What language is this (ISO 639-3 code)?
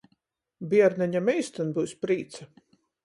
ltg